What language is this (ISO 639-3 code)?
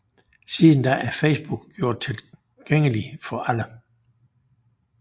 dan